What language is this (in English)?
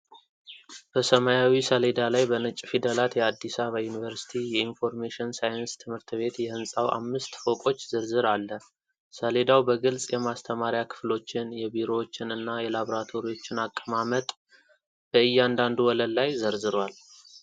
Amharic